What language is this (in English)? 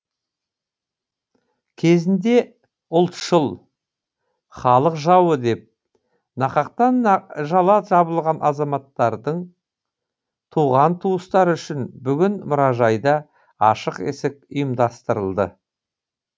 Kazakh